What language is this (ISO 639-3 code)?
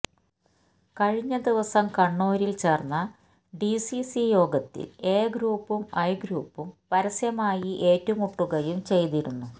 mal